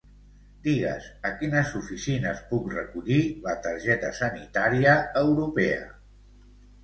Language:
Catalan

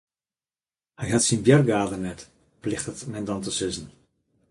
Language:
Western Frisian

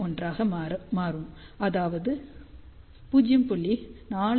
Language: Tamil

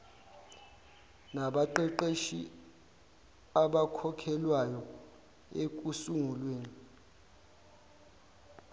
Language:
Zulu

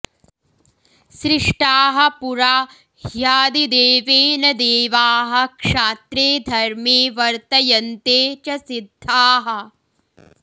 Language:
Sanskrit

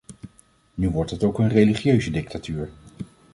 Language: Dutch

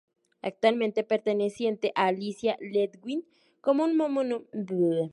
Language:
Spanish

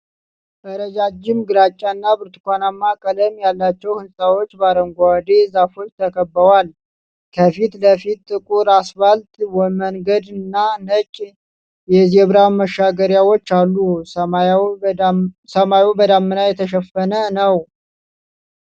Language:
Amharic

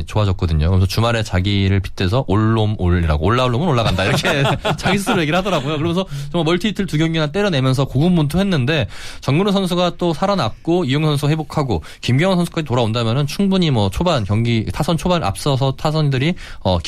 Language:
Korean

